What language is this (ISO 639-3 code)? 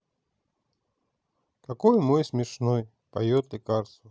rus